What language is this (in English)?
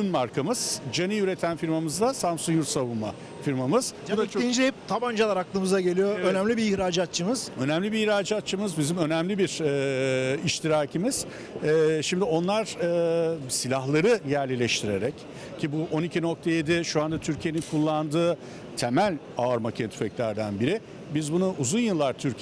Turkish